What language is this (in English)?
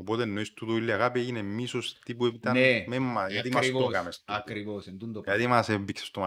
Greek